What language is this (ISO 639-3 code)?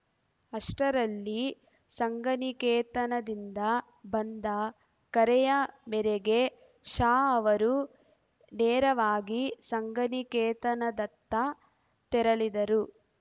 kan